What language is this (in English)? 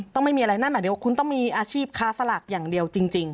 Thai